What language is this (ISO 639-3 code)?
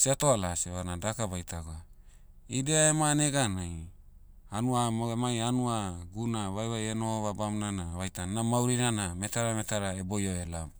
meu